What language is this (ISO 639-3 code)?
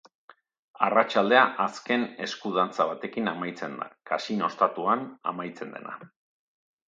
eus